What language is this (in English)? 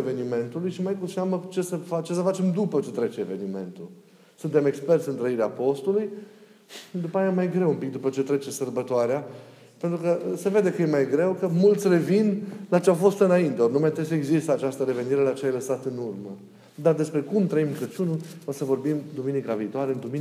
Romanian